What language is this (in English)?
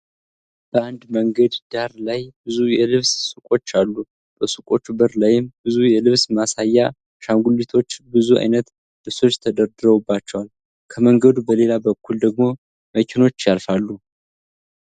Amharic